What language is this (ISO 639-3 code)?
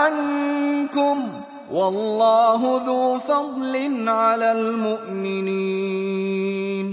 ara